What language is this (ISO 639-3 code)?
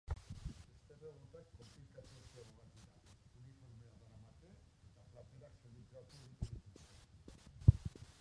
eus